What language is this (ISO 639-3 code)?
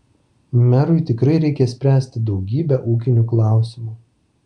lit